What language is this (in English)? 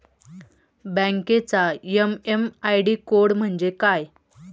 Marathi